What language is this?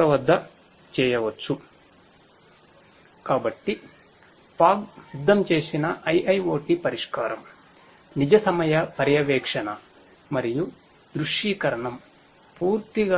Telugu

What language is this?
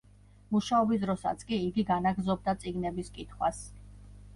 Georgian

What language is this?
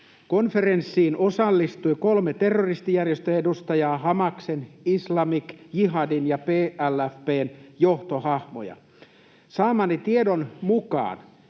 Finnish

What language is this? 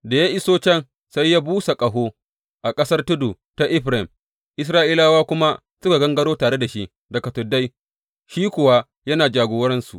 Hausa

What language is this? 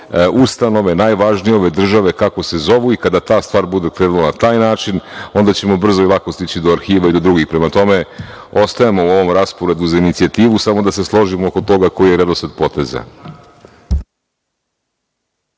Serbian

